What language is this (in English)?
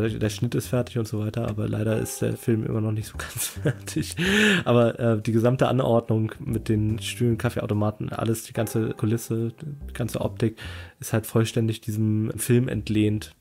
German